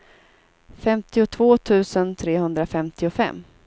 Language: Swedish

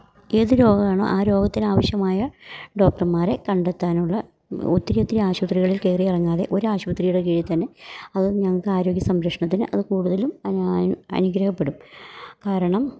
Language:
Malayalam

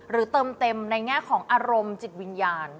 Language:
Thai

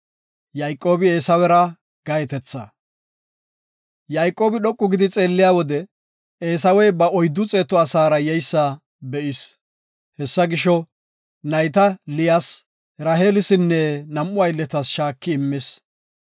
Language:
Gofa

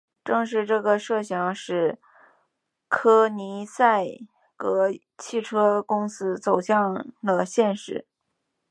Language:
Chinese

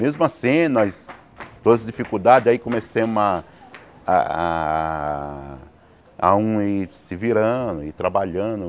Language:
Portuguese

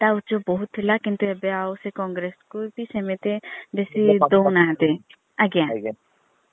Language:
Odia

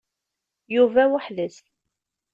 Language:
Kabyle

